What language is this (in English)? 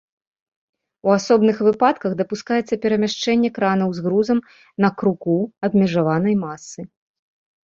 Belarusian